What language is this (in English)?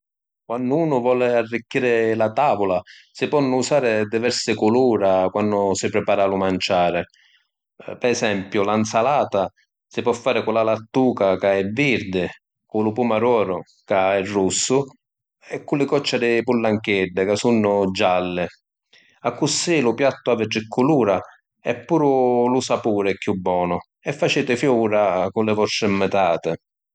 Sicilian